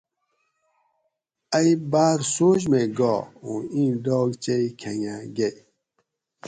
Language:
Gawri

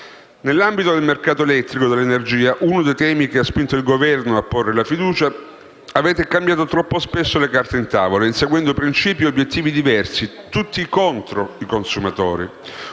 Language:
Italian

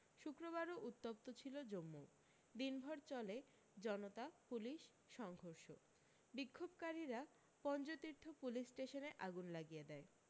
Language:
Bangla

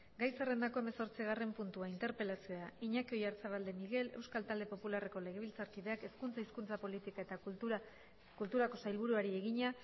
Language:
Basque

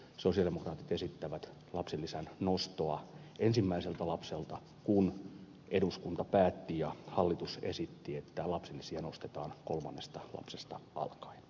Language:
Finnish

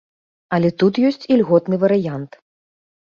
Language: Belarusian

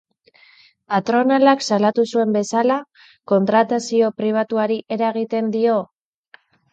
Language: Basque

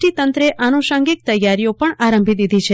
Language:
Gujarati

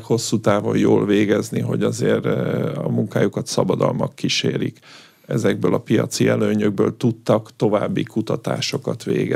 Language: Hungarian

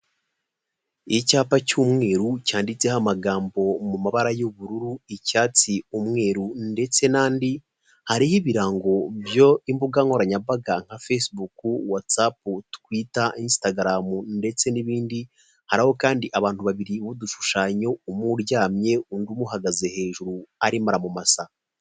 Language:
Kinyarwanda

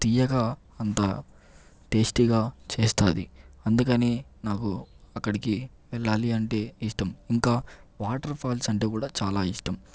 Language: Telugu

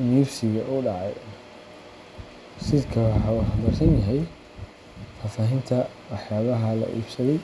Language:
Somali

